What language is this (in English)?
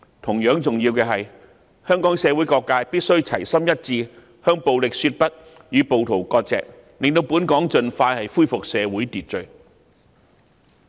Cantonese